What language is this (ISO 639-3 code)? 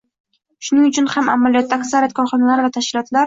uzb